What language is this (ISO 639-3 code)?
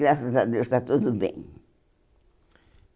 por